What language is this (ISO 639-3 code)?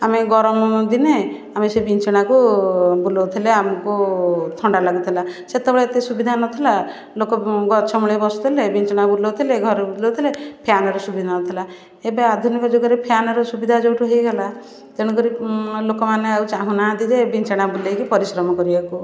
ori